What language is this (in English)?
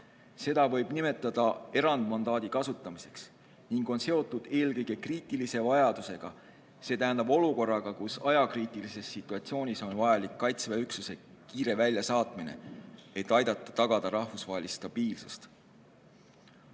Estonian